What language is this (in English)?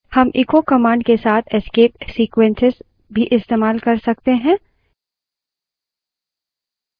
Hindi